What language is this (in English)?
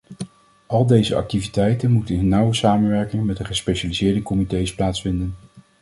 Dutch